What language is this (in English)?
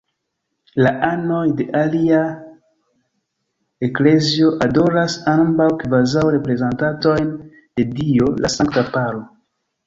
Esperanto